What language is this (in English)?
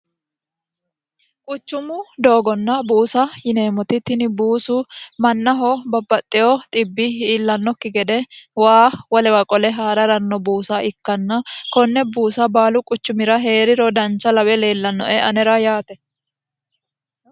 Sidamo